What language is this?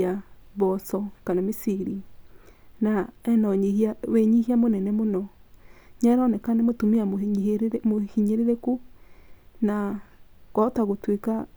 Kikuyu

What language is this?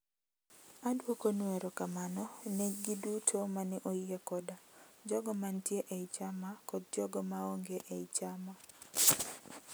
Luo (Kenya and Tanzania)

